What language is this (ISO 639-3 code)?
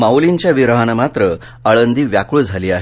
mar